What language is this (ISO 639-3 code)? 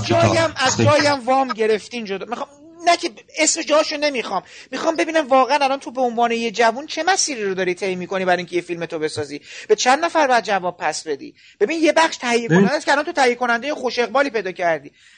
fas